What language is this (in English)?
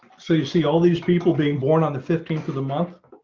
English